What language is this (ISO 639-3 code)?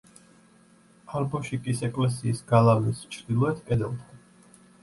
kat